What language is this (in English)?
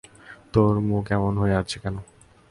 Bangla